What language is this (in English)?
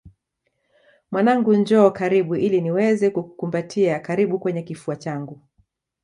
Swahili